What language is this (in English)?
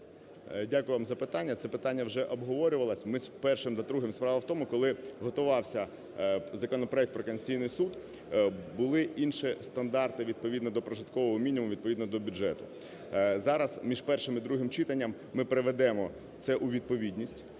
Ukrainian